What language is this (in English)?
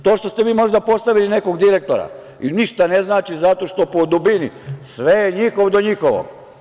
Serbian